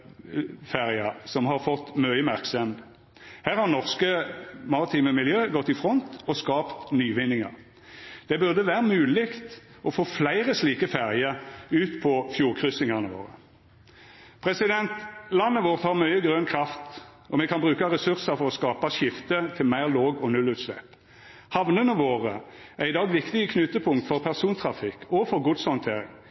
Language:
Norwegian Nynorsk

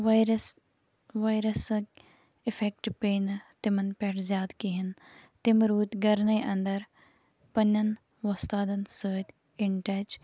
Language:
Kashmiri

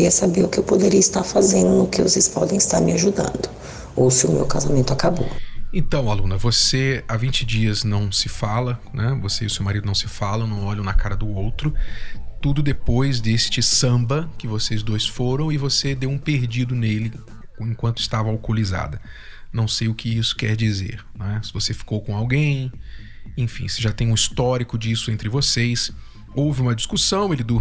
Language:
Portuguese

